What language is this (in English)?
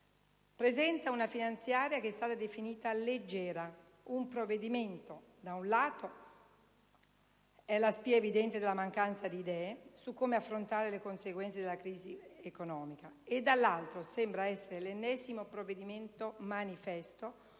Italian